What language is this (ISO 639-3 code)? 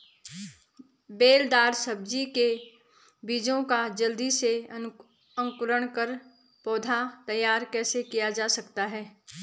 hin